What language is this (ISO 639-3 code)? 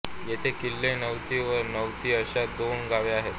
mar